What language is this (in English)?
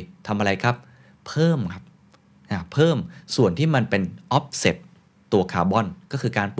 Thai